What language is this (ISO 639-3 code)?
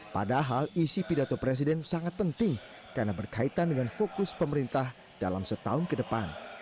ind